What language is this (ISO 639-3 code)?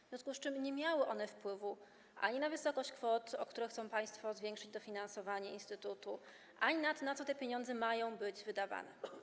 pol